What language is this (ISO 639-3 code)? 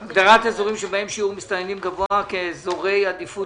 heb